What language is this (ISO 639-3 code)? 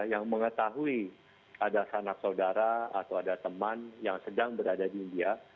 ind